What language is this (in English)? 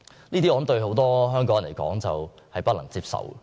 Cantonese